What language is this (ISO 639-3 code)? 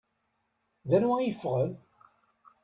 kab